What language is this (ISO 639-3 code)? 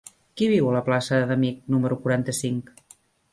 cat